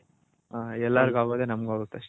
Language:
Kannada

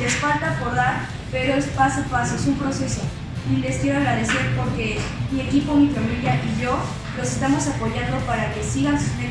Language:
Spanish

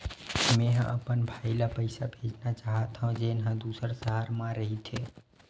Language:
Chhattisgarhi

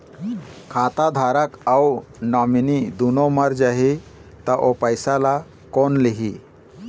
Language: Chhattisgarhi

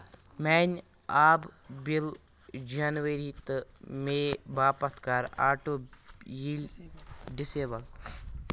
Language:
Kashmiri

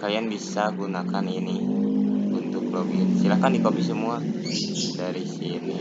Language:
Indonesian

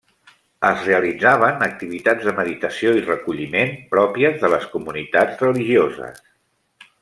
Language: Catalan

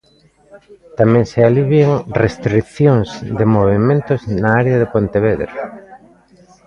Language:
Galician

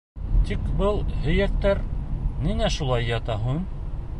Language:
Bashkir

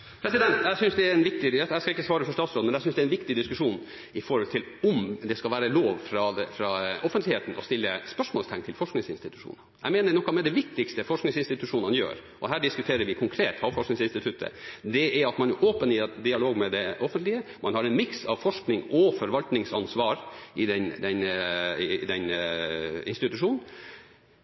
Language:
Norwegian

